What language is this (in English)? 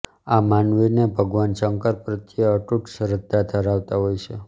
Gujarati